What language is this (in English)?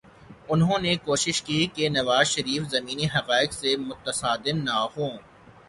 Urdu